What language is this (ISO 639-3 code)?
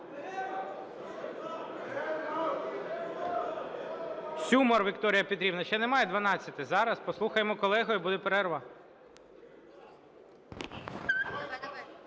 ukr